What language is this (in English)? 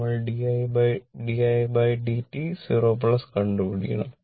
Malayalam